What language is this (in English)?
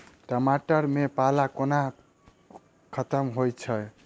Maithili